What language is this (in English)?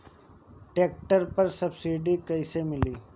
Bhojpuri